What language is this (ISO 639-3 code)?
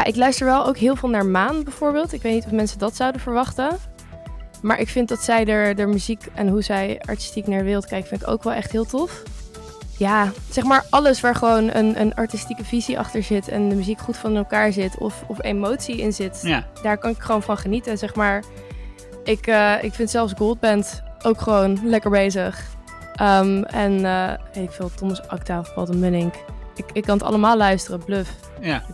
nld